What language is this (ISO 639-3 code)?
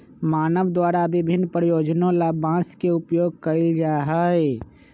mag